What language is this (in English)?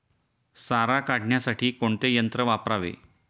Marathi